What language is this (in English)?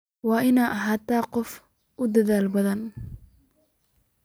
Somali